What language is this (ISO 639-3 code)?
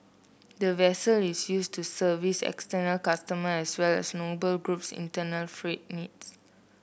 eng